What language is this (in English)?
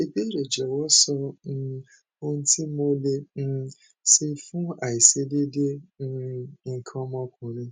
Yoruba